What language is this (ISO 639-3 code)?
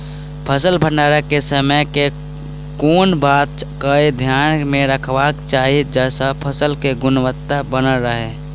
mai